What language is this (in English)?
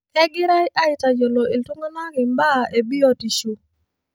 Masai